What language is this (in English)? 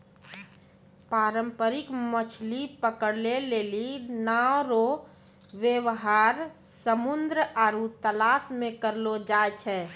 Maithili